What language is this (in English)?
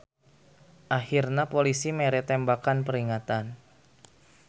Sundanese